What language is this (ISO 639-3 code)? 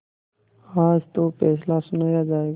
hin